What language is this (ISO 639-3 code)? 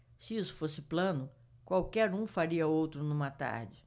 por